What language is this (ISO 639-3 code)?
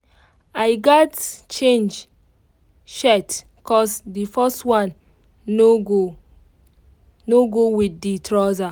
pcm